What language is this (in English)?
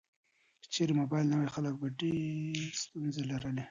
Pashto